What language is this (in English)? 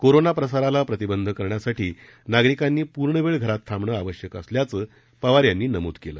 Marathi